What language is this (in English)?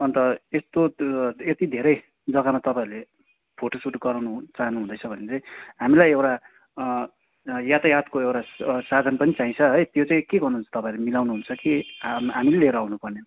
Nepali